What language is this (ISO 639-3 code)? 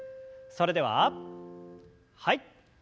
jpn